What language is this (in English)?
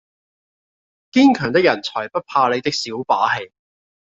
Cantonese